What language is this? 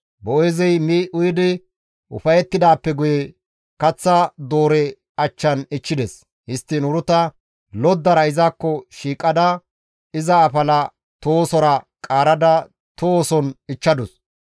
Gamo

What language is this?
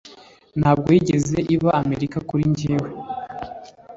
Kinyarwanda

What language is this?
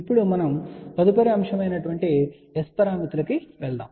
Telugu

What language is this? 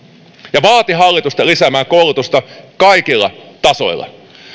Finnish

